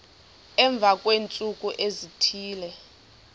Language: Xhosa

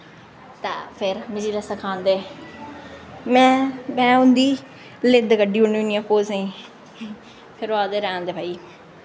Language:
Dogri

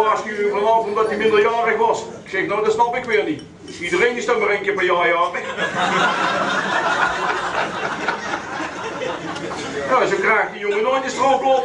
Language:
Dutch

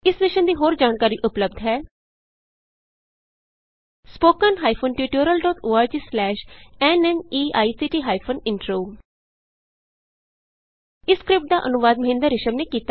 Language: Punjabi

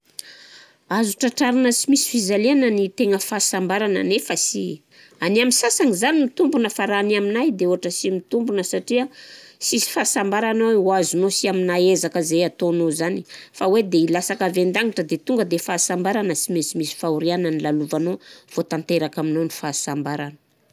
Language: Southern Betsimisaraka Malagasy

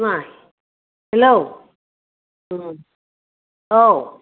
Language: Bodo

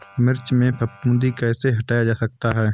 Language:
Hindi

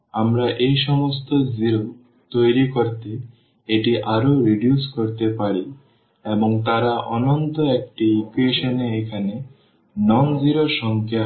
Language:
Bangla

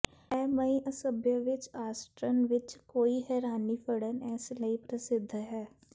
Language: Punjabi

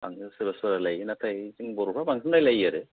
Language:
Bodo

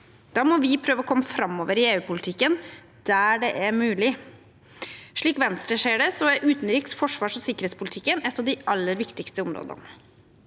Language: Norwegian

